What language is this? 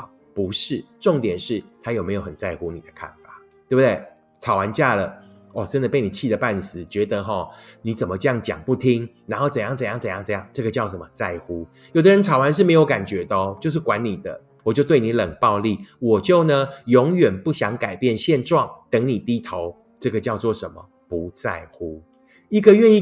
Chinese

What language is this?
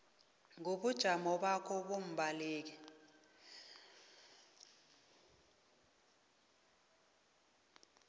South Ndebele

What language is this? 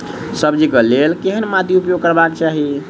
Maithili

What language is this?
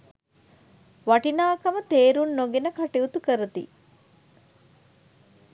Sinhala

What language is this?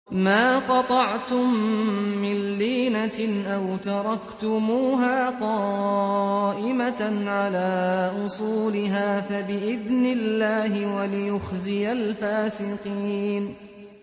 Arabic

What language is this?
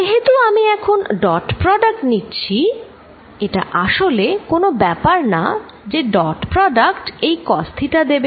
Bangla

